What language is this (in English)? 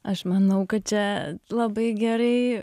Lithuanian